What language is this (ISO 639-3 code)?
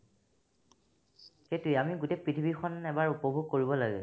asm